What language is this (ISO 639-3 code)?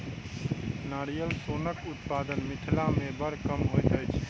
mai